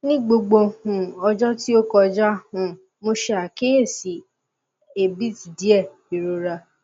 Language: Yoruba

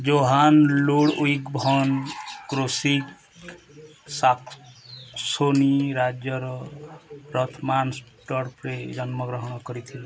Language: Odia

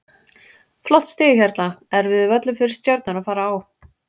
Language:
Icelandic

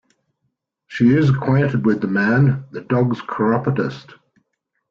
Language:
English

